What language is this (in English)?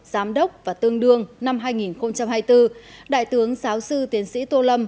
Vietnamese